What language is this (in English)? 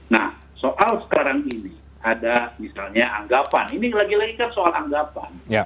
Indonesian